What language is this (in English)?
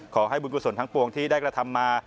Thai